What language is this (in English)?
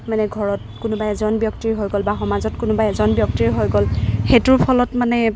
Assamese